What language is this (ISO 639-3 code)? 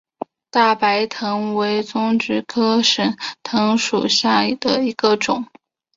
zho